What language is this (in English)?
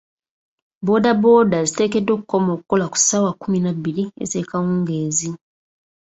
Ganda